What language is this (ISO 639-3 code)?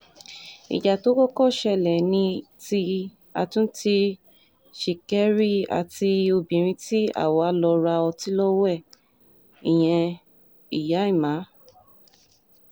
yor